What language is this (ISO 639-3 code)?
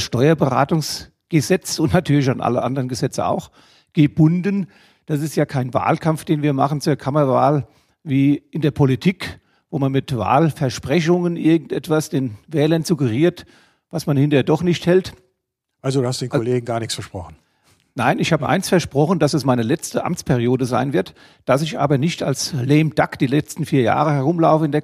deu